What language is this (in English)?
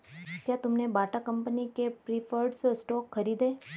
Hindi